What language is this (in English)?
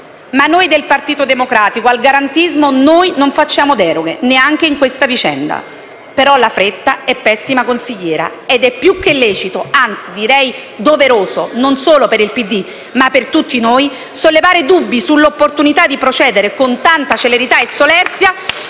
Italian